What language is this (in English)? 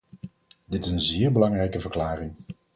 Dutch